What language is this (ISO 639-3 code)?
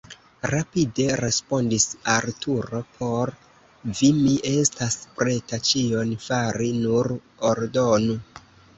epo